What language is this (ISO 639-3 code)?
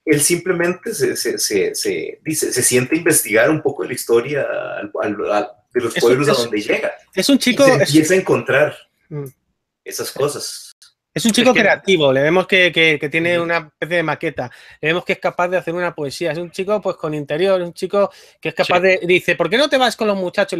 spa